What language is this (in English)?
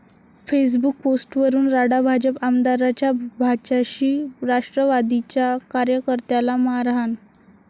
Marathi